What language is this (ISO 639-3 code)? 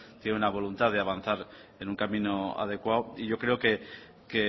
spa